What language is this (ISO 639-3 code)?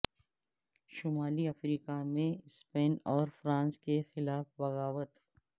urd